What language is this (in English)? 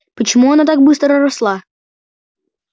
Russian